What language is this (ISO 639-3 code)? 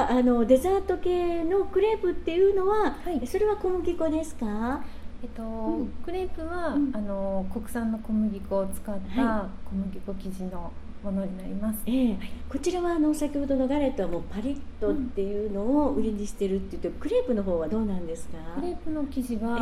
jpn